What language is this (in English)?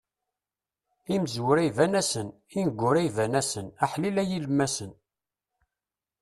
Kabyle